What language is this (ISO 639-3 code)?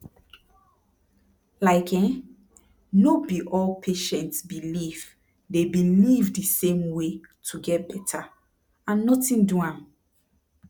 pcm